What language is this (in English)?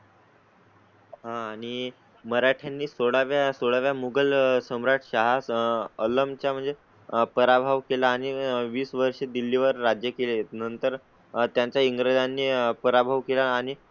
Marathi